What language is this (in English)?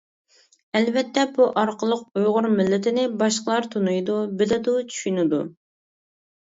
Uyghur